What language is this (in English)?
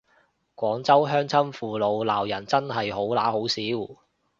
Cantonese